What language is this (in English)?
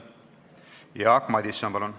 Estonian